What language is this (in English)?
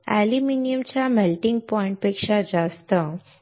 Marathi